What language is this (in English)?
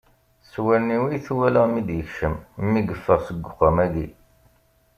Kabyle